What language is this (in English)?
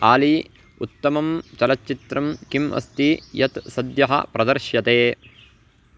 Sanskrit